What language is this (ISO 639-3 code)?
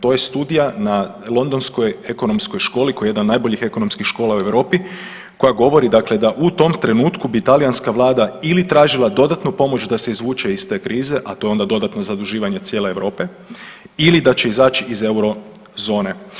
hrv